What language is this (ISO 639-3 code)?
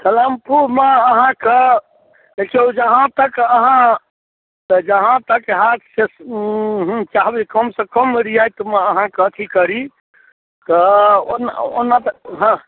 mai